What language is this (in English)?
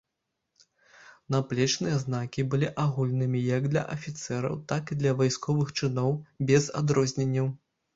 Belarusian